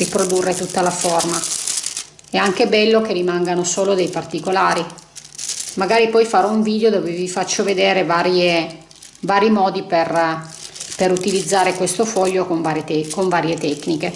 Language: Italian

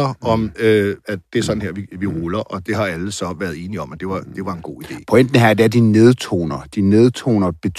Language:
Danish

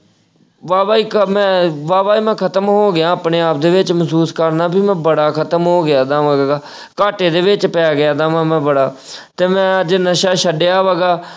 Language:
Punjabi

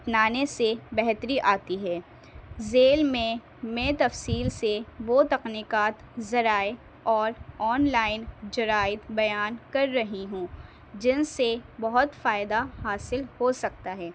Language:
Urdu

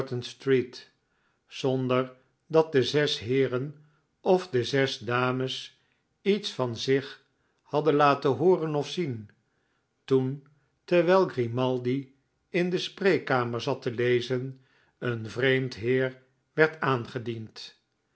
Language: Dutch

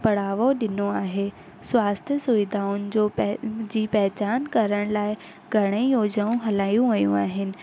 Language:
Sindhi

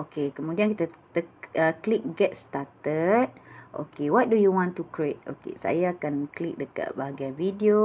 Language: Malay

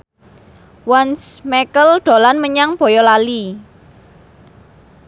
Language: Javanese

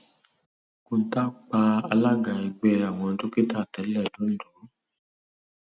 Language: Yoruba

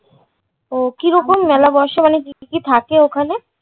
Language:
Bangla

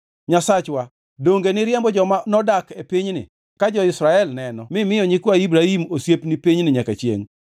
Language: Luo (Kenya and Tanzania)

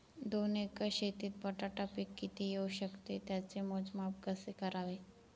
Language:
Marathi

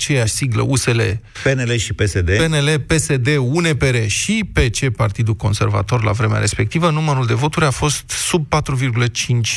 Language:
Romanian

